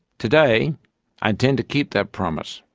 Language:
English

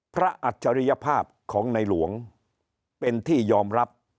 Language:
Thai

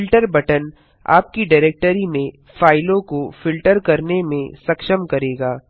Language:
Hindi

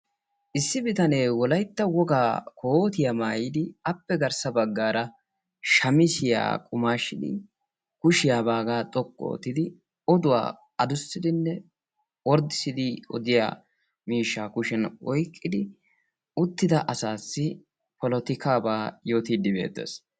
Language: Wolaytta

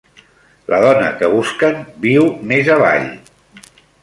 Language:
Catalan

